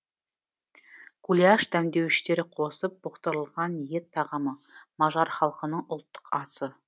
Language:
Kazakh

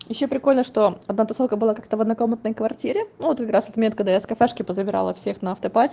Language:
Russian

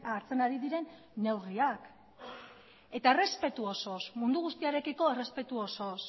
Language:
Basque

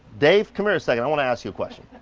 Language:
English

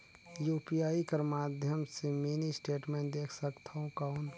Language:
Chhattisgarhi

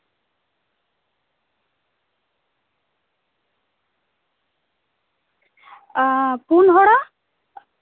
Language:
Santali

